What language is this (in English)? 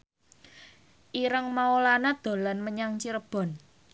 Javanese